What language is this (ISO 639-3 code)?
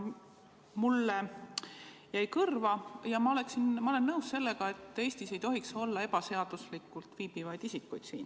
est